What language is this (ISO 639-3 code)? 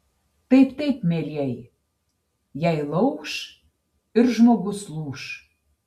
lit